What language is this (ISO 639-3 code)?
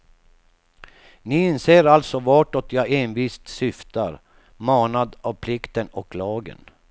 swe